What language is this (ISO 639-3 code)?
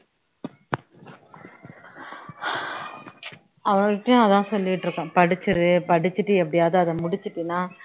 tam